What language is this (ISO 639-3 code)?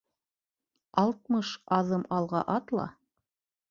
bak